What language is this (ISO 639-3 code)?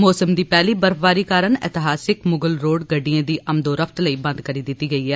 doi